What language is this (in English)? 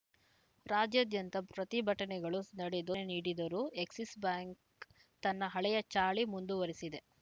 Kannada